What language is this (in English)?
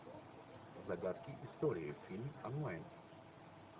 Russian